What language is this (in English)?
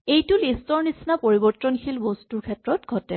Assamese